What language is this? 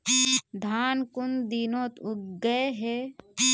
Magahi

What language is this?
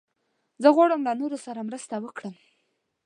Pashto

